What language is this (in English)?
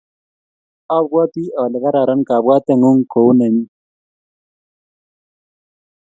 Kalenjin